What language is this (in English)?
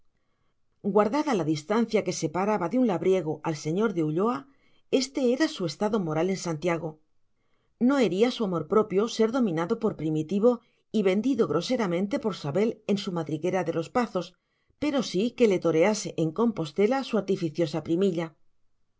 Spanish